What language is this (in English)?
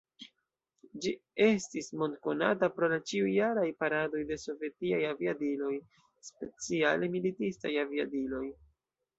Esperanto